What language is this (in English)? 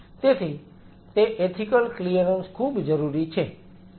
Gujarati